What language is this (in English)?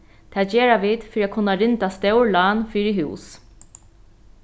Faroese